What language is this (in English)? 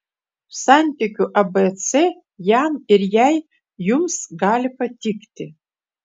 Lithuanian